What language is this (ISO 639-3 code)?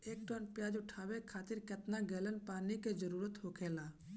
bho